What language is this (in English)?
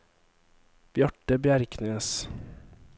Norwegian